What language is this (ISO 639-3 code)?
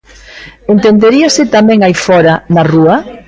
glg